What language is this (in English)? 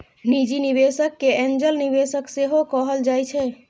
Maithili